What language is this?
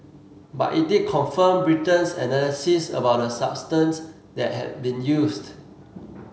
English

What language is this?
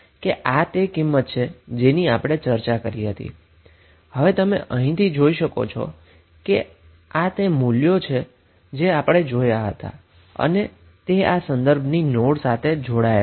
Gujarati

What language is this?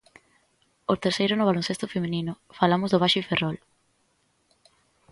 Galician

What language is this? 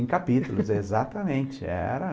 Portuguese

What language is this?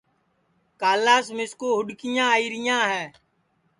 Sansi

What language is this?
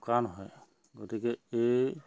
Assamese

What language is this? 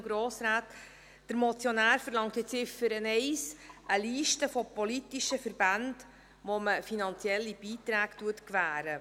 Swiss German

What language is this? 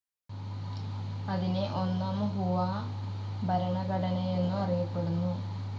Malayalam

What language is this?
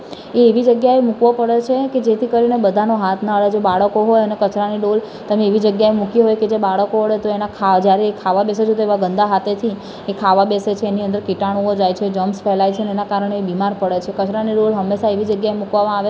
Gujarati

